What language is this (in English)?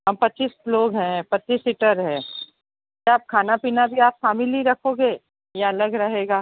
Hindi